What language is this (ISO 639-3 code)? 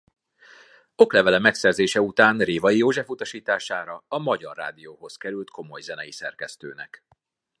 hun